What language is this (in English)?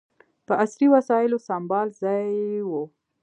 Pashto